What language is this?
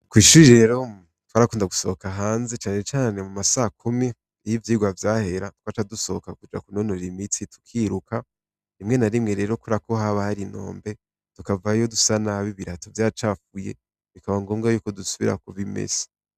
Rundi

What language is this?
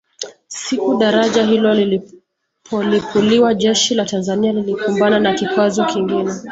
Swahili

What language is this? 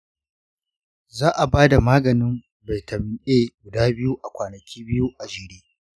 Hausa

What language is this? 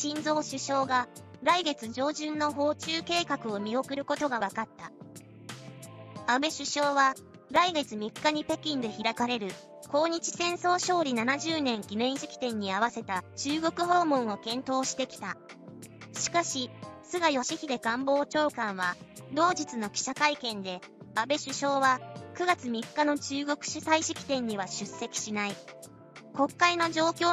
Japanese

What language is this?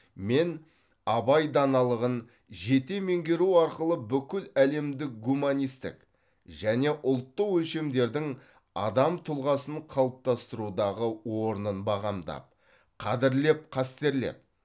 Kazakh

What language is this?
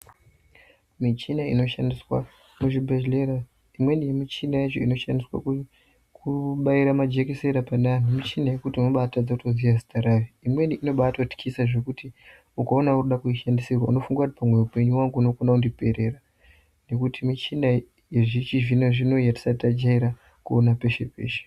Ndau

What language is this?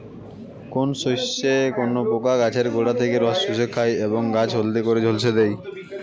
Bangla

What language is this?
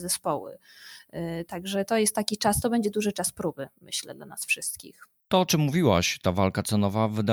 Polish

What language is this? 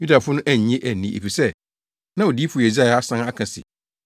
Akan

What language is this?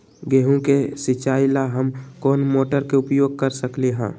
Magahi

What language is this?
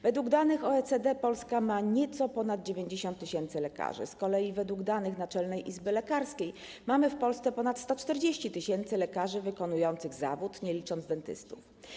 Polish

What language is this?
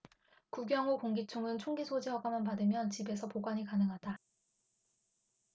Korean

